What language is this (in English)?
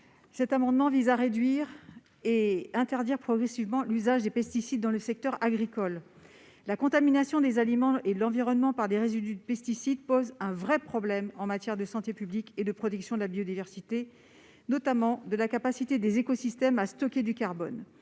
French